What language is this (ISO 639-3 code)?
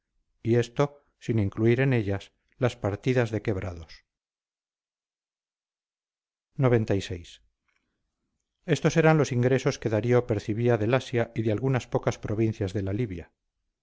spa